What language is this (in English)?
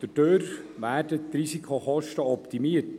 Swiss German